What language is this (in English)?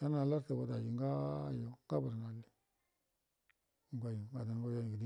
Buduma